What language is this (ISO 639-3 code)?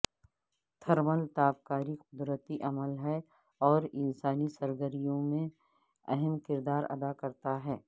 urd